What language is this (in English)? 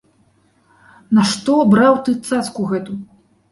Belarusian